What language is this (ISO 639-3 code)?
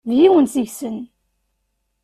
kab